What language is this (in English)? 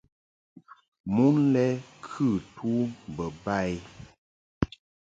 Mungaka